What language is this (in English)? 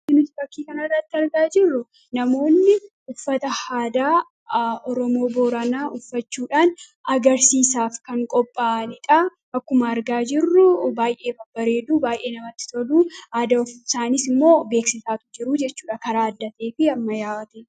Oromo